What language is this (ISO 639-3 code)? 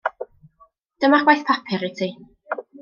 cym